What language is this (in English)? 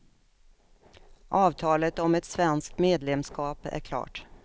Swedish